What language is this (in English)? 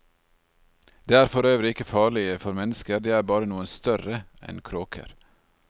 Norwegian